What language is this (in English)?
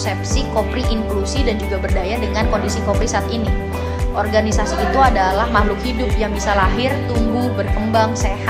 Indonesian